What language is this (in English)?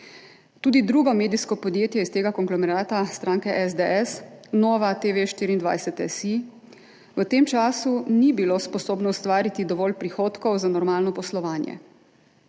Slovenian